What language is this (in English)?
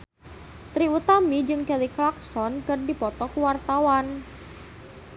Sundanese